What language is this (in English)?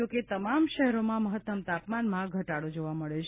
Gujarati